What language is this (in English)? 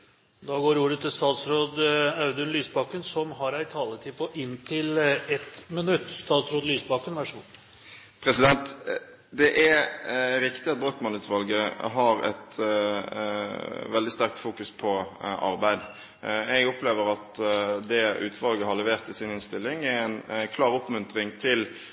Norwegian